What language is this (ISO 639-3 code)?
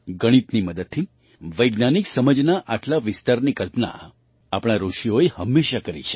guj